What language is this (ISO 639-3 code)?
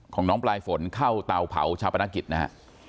tha